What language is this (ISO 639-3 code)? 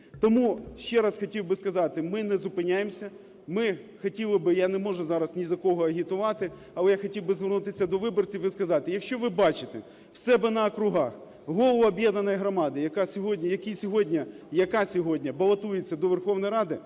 ukr